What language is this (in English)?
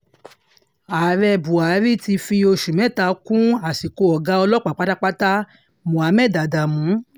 Yoruba